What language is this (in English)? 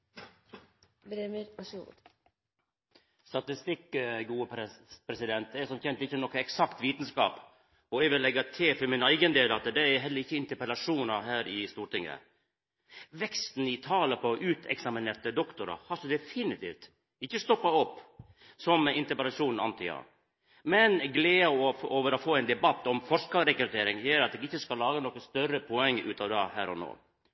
Norwegian Nynorsk